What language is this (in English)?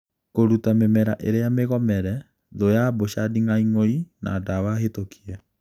Kikuyu